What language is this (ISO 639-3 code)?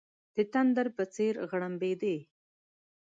pus